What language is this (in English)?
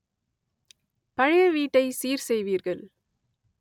Tamil